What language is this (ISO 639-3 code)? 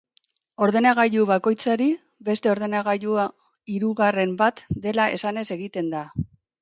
eus